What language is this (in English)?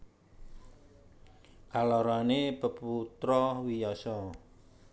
Javanese